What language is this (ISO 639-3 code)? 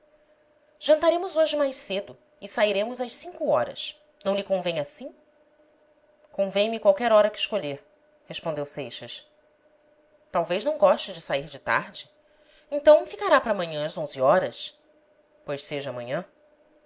por